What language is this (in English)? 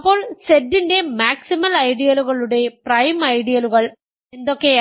Malayalam